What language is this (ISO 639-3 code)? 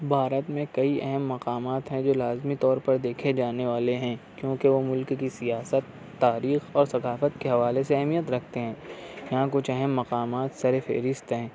urd